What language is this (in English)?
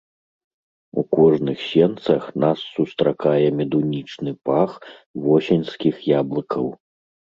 Belarusian